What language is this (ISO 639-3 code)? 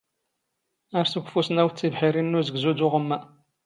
zgh